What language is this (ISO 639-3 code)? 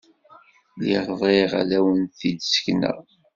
kab